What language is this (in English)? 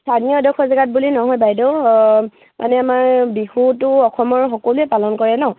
Assamese